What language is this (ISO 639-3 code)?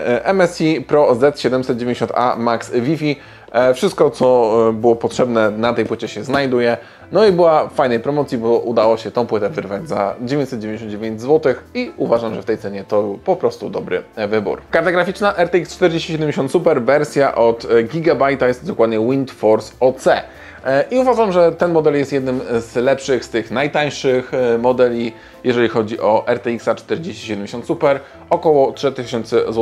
pol